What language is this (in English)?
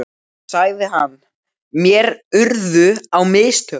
Icelandic